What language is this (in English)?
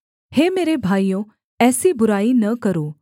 Hindi